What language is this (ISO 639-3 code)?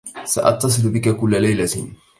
ara